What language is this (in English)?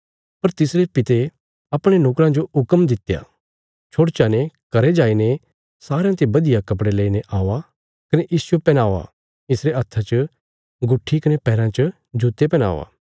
Bilaspuri